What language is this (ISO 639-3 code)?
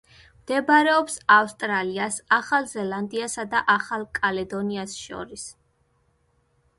kat